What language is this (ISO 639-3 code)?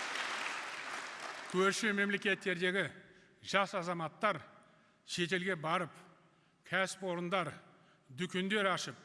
tur